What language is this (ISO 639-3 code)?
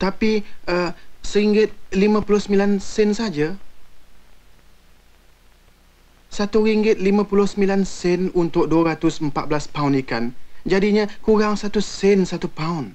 msa